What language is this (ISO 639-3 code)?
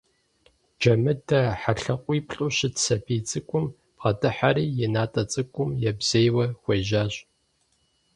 kbd